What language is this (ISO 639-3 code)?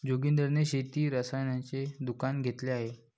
mar